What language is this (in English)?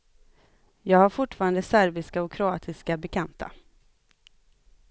Swedish